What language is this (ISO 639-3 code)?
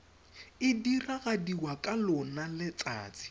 tsn